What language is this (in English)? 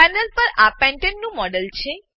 Gujarati